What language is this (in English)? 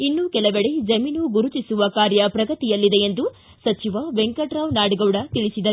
Kannada